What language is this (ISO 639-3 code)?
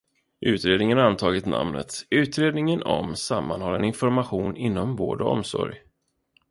swe